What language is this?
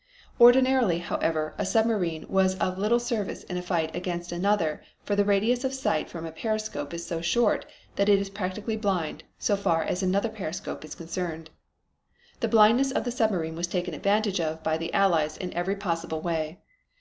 English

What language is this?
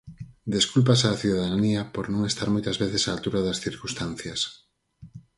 Galician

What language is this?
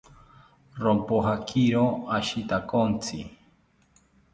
South Ucayali Ashéninka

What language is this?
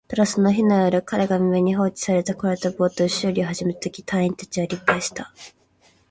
Japanese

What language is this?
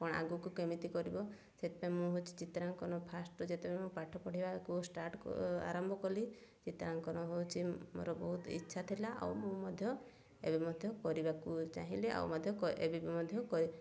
Odia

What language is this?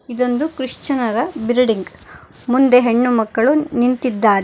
Kannada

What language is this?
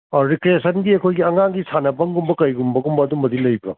Manipuri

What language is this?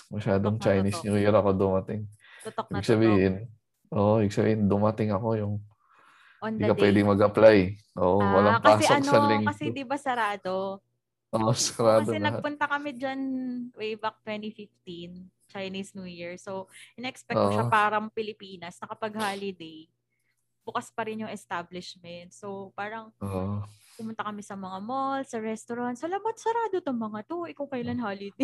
Filipino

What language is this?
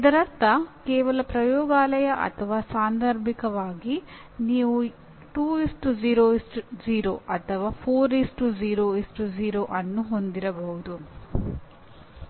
Kannada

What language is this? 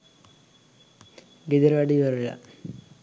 Sinhala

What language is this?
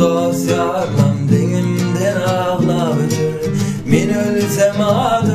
Turkish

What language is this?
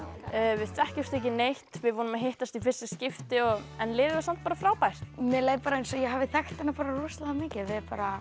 Icelandic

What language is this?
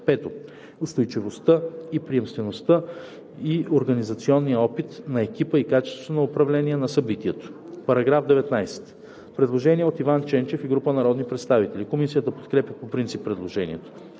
Bulgarian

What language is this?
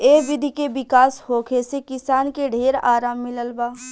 Bhojpuri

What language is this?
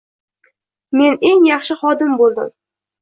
Uzbek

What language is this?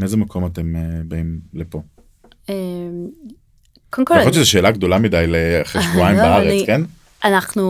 Hebrew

